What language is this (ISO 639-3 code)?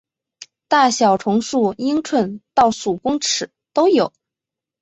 zho